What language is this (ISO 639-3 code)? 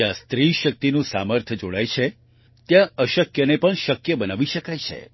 guj